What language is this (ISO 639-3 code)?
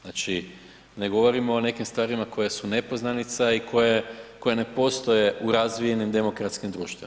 hrv